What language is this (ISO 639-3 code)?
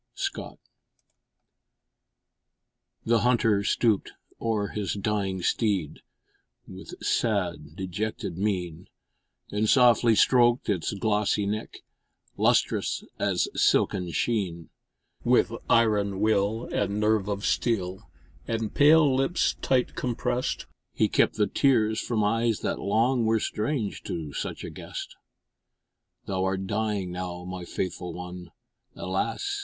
eng